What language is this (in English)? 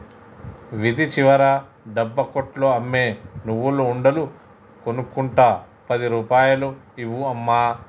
Telugu